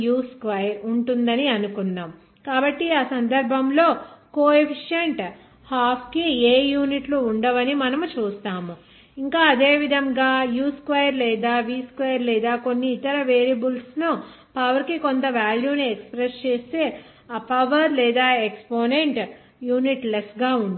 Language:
Telugu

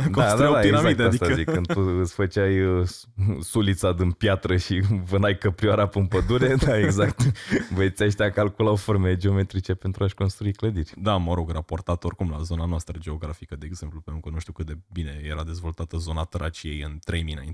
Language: Romanian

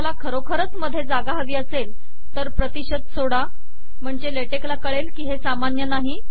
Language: Marathi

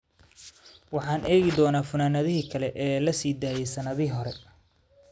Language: Somali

